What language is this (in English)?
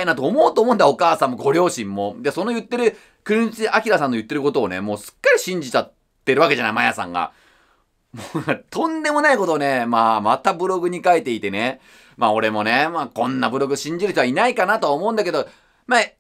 Japanese